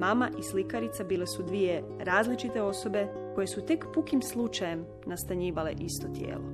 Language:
Croatian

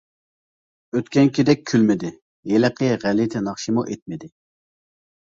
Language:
Uyghur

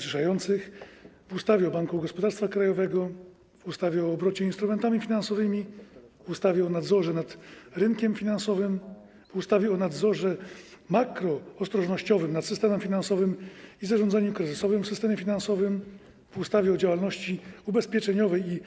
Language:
Polish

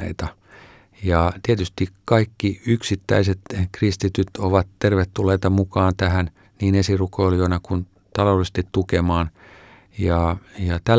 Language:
Finnish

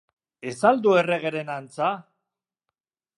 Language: Basque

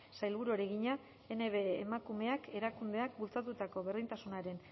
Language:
Basque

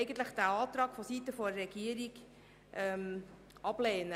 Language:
Swiss German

